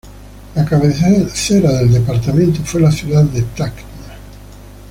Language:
Spanish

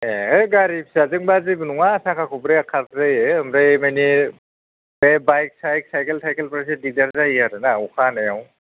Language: Bodo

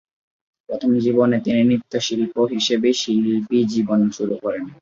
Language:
Bangla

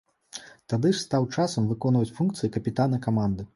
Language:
Belarusian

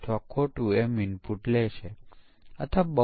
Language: Gujarati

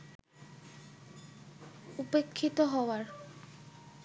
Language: Bangla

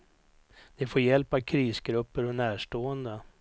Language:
Swedish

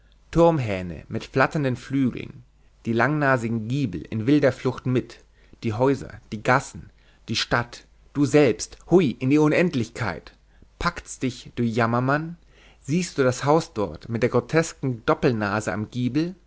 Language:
German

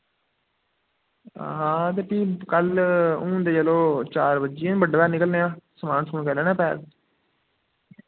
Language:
Dogri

